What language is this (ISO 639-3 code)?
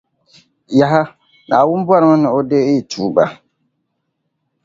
dag